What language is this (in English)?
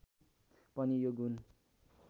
Nepali